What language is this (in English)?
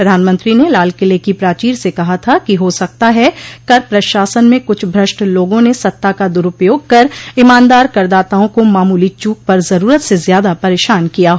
Hindi